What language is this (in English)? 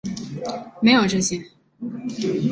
Chinese